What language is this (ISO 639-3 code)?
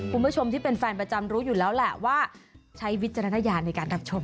tha